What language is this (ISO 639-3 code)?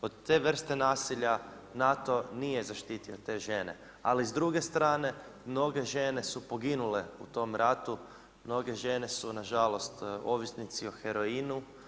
hrv